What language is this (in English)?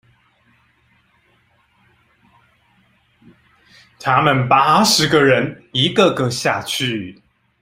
Chinese